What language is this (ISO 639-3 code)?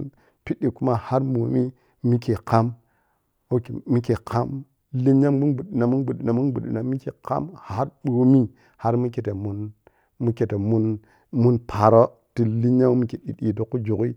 piy